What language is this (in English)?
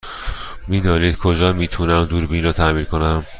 Persian